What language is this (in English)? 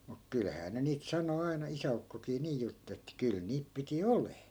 Finnish